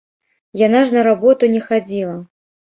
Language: Belarusian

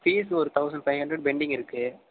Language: Tamil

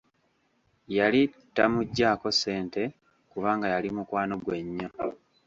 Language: Ganda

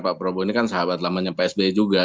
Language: Indonesian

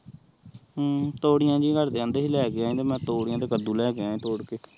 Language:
Punjabi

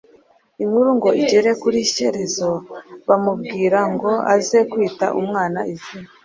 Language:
Kinyarwanda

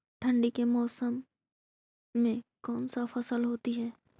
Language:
Magahi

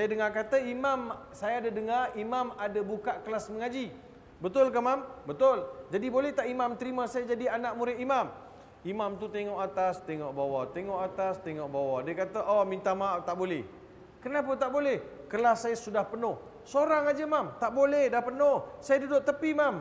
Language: Malay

